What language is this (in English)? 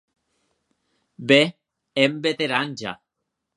Occitan